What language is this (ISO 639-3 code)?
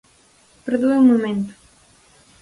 glg